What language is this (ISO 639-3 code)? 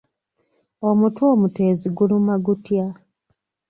lug